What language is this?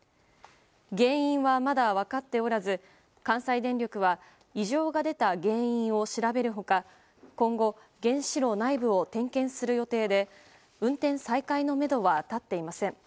Japanese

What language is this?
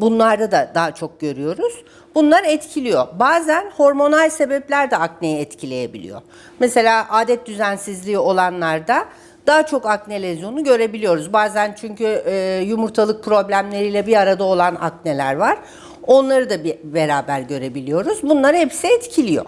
Turkish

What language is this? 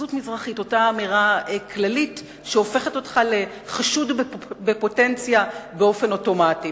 Hebrew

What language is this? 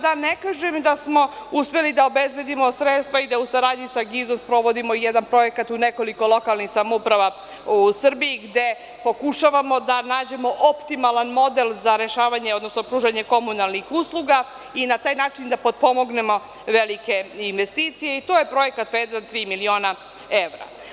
Serbian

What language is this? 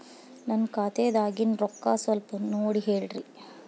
Kannada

